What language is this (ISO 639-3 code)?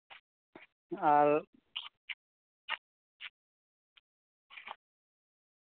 sat